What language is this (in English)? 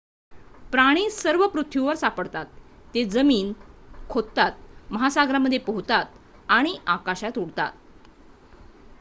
Marathi